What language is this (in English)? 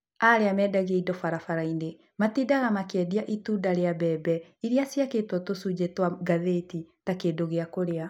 Kikuyu